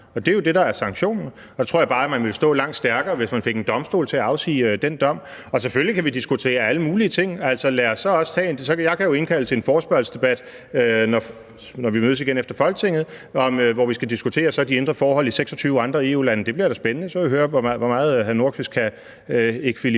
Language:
Danish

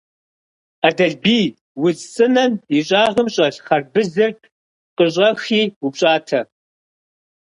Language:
Kabardian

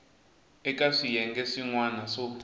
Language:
Tsonga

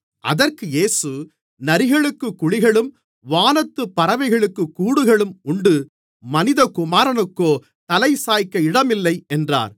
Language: Tamil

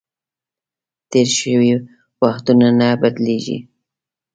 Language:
Pashto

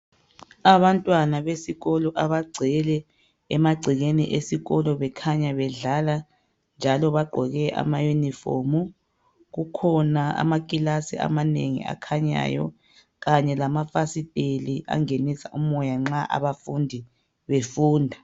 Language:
North Ndebele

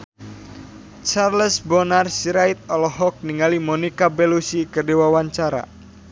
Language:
Sundanese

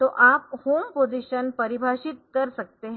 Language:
Hindi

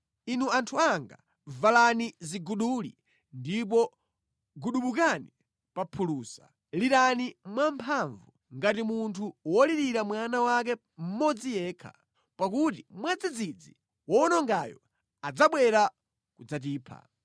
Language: Nyanja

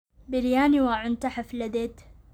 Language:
Somali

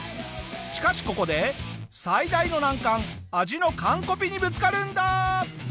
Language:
Japanese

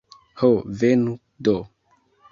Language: Esperanto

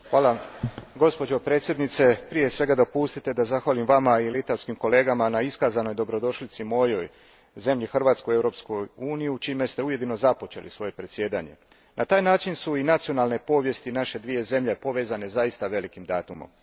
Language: Croatian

